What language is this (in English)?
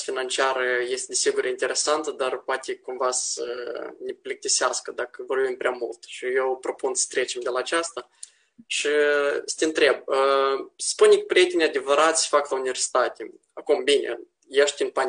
Romanian